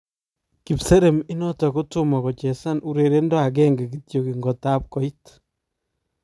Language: Kalenjin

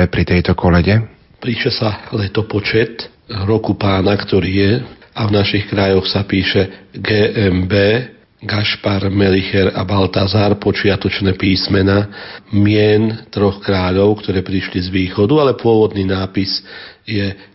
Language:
Slovak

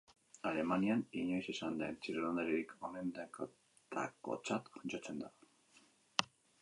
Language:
Basque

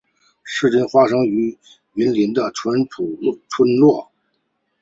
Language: Chinese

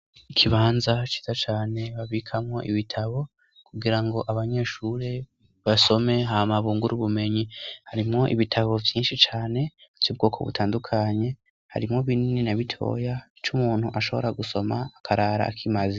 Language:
Rundi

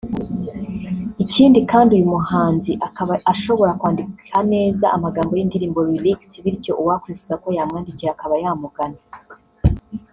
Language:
Kinyarwanda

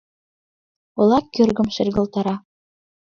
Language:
Mari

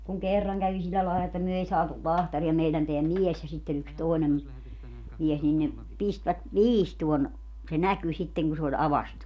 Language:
Finnish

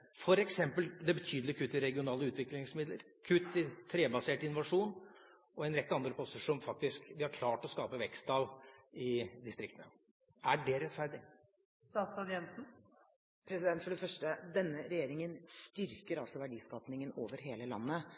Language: Norwegian Bokmål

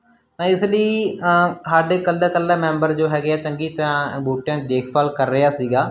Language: Punjabi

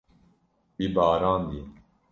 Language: Kurdish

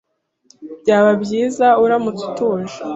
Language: Kinyarwanda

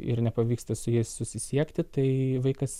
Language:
Lithuanian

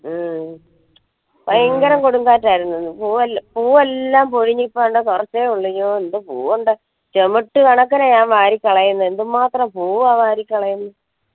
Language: Malayalam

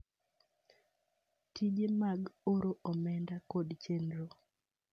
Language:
Luo (Kenya and Tanzania)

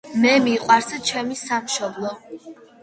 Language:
Georgian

